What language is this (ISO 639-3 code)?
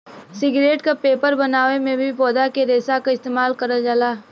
bho